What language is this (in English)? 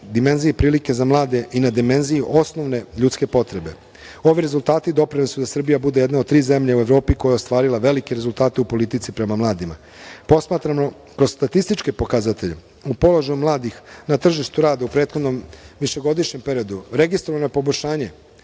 Serbian